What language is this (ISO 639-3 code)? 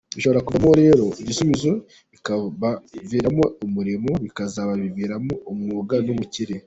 kin